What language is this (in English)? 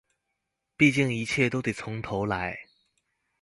Chinese